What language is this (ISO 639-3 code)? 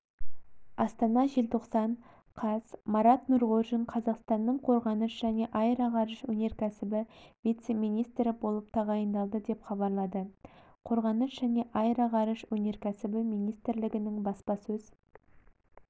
kaz